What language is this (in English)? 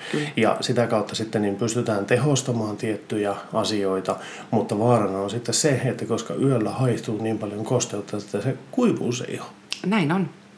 Finnish